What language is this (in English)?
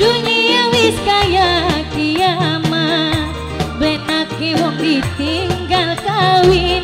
Indonesian